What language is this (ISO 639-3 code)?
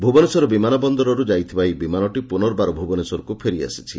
ori